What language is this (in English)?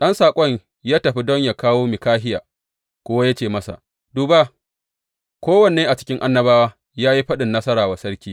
Hausa